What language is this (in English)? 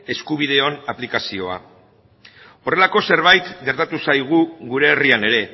Basque